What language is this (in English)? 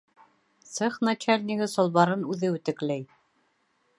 Bashkir